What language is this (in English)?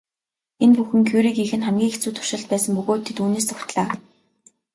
Mongolian